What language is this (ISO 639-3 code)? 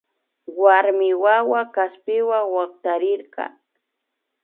qvi